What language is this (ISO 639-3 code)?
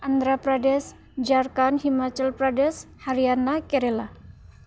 brx